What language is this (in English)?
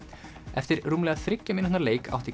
Icelandic